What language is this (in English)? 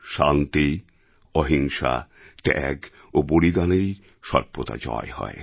Bangla